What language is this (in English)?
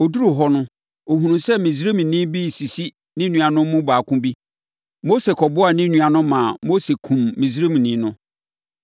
Akan